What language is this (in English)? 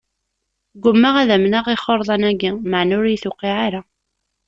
Kabyle